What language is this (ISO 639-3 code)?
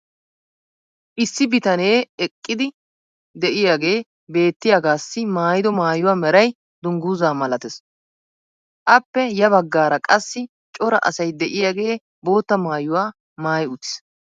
wal